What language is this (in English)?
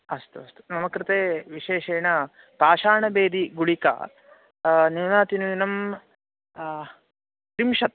Sanskrit